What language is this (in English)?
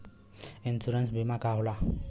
Bhojpuri